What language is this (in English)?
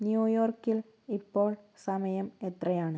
Malayalam